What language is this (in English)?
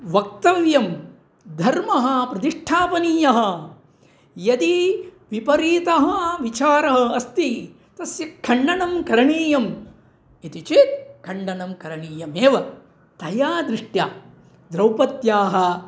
Sanskrit